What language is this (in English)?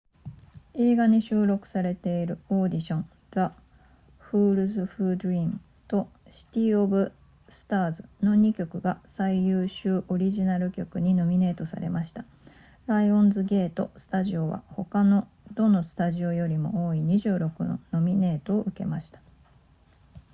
Japanese